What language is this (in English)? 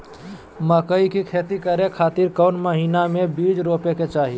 Magahi